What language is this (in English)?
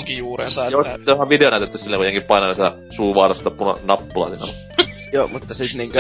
Finnish